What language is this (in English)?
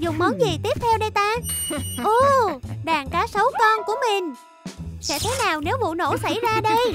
Vietnamese